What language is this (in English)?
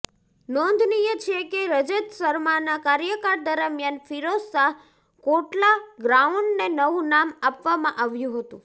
Gujarati